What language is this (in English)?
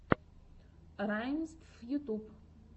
Russian